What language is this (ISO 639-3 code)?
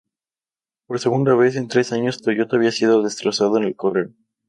spa